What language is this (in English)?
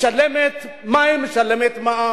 Hebrew